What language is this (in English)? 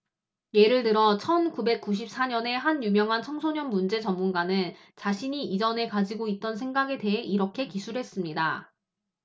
Korean